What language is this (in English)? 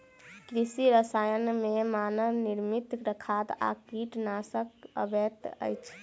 Maithili